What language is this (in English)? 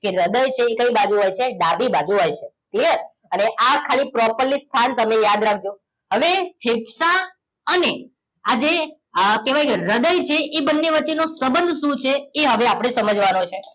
Gujarati